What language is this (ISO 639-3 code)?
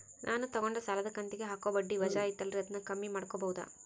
kan